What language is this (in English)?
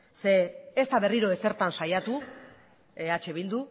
Basque